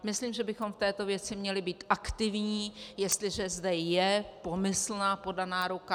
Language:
Czech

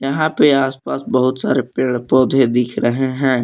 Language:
Hindi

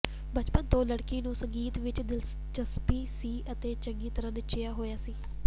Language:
Punjabi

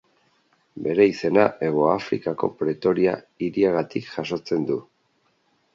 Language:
Basque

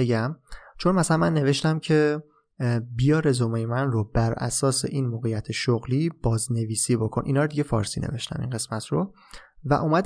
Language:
Persian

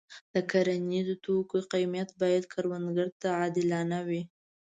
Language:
Pashto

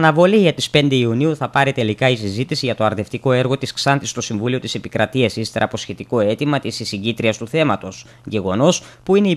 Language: Greek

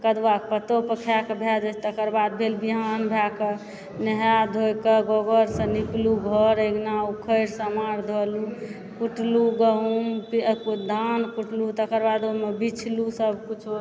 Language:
Maithili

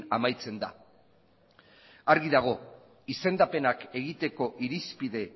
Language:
Basque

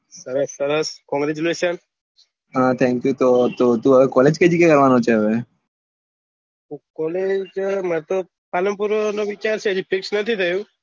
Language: Gujarati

